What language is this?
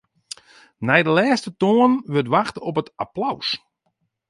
Western Frisian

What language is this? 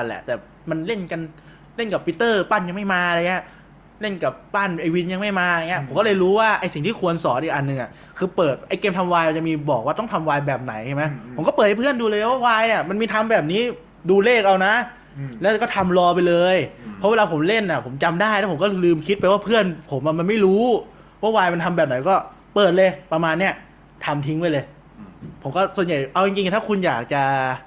Thai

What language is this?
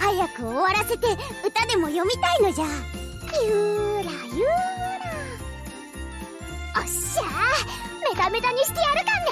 Japanese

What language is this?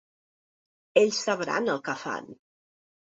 Catalan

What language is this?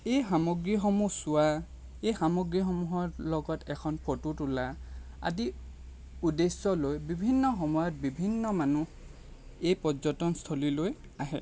Assamese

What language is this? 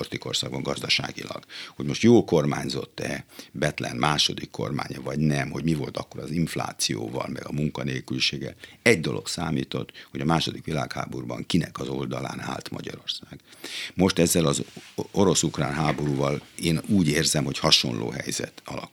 Hungarian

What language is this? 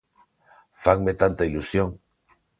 Galician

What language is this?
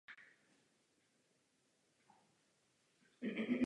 Czech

